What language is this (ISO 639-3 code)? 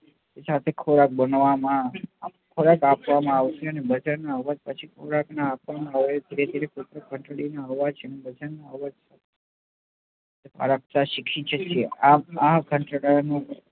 guj